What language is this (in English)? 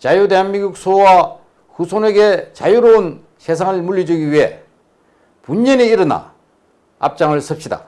Korean